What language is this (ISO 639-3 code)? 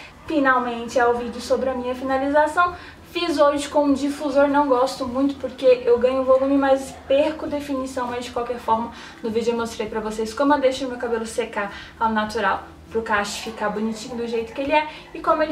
por